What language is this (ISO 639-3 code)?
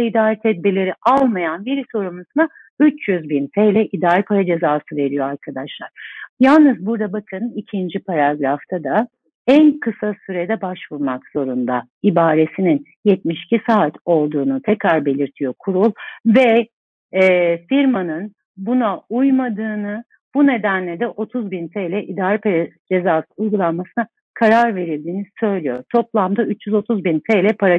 tur